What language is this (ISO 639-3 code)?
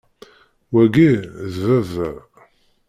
kab